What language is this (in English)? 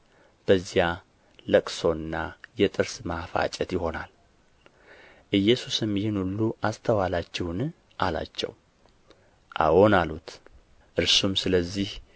Amharic